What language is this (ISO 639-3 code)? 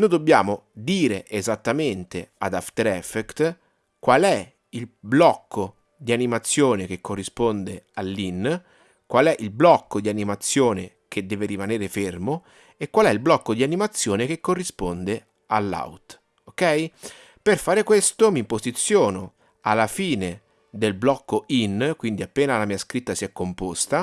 ita